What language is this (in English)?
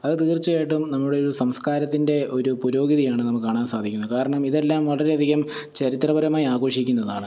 Malayalam